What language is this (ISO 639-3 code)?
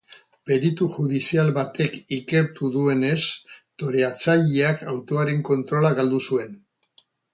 eus